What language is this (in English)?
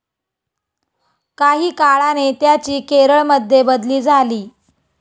Marathi